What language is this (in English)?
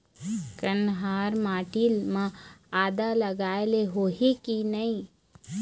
Chhattisgarhi